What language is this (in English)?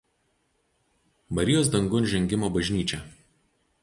Lithuanian